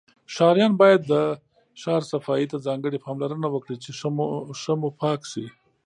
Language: Pashto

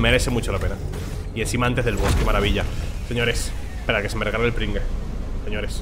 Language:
Spanish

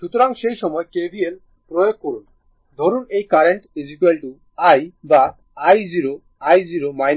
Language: Bangla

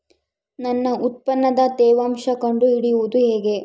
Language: Kannada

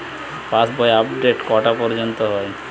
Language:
Bangla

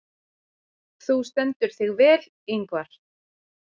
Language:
Icelandic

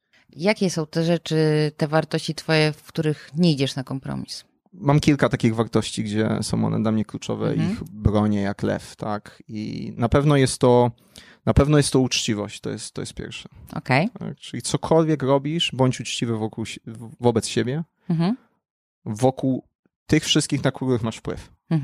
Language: Polish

